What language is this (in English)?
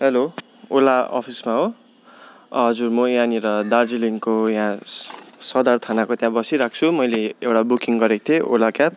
Nepali